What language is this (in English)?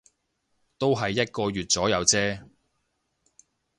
Cantonese